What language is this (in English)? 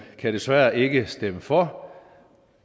Danish